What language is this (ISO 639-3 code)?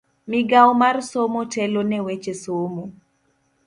luo